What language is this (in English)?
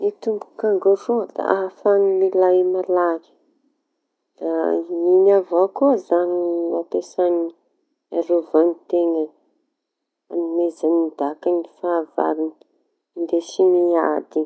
Tanosy Malagasy